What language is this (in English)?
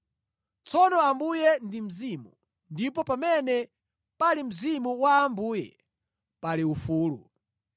Nyanja